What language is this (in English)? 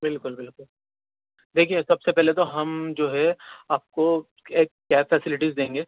Urdu